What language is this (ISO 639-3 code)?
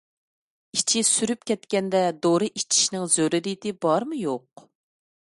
uig